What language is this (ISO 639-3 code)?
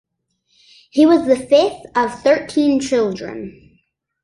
eng